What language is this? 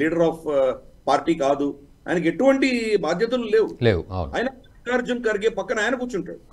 Telugu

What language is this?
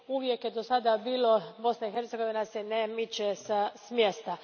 Croatian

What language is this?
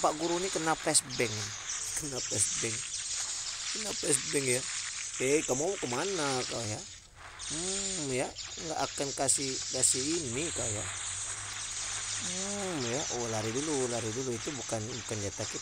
Indonesian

